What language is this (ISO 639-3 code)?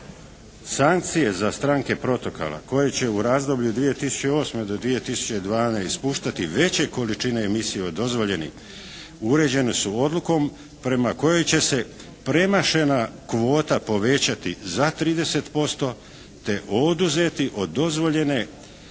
hrv